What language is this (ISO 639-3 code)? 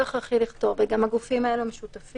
heb